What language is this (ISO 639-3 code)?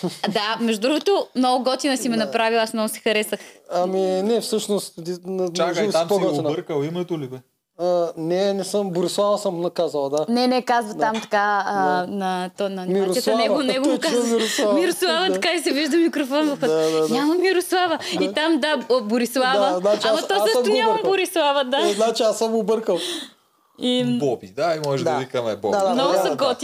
bul